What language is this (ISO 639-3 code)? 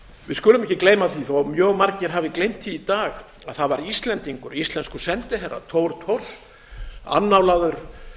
isl